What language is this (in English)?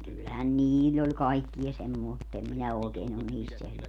Finnish